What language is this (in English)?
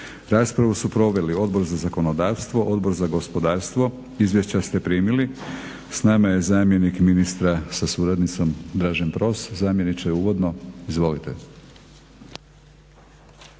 Croatian